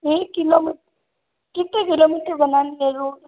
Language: Hindi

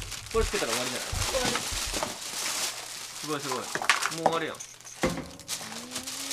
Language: Japanese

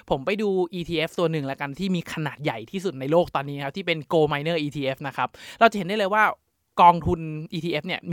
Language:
Thai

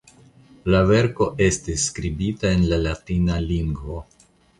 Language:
Esperanto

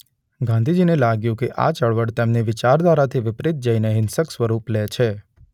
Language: Gujarati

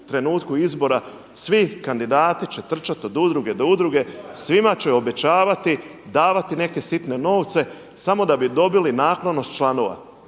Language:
Croatian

